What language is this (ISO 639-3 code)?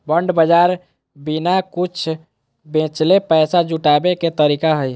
mag